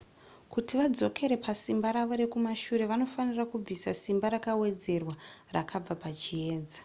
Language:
Shona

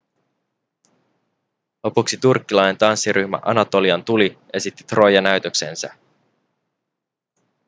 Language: Finnish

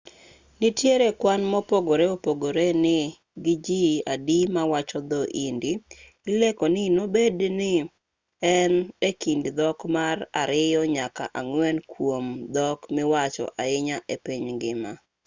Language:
Luo (Kenya and Tanzania)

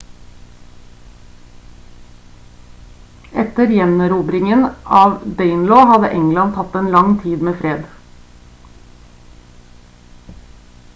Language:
Norwegian Bokmål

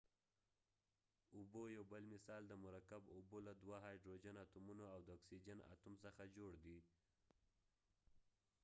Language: Pashto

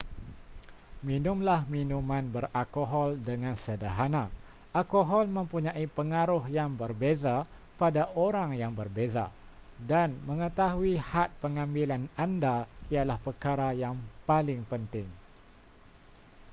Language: Malay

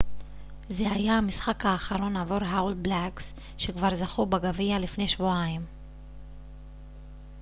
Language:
Hebrew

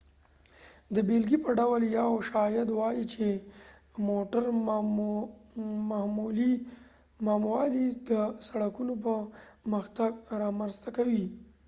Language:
Pashto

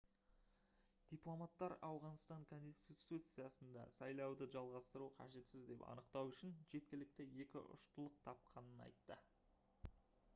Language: Kazakh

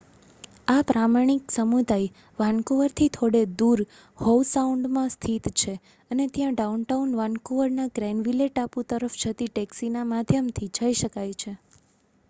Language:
Gujarati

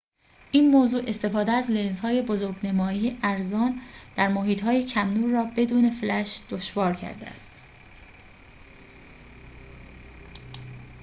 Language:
Persian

